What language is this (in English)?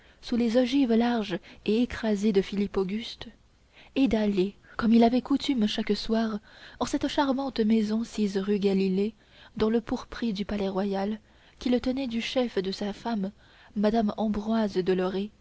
French